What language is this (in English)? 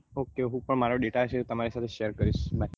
Gujarati